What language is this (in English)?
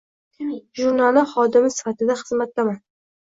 Uzbek